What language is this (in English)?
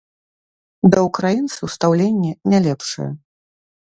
Belarusian